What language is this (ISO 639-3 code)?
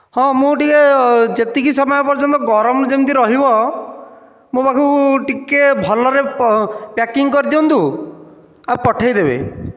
ori